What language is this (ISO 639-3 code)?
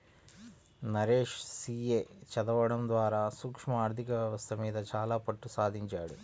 tel